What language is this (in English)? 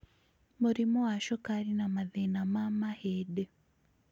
Kikuyu